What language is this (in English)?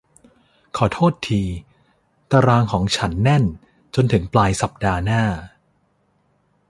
Thai